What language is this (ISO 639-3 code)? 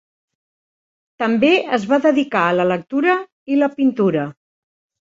cat